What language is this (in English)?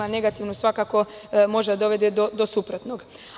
Serbian